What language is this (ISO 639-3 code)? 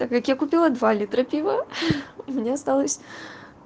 rus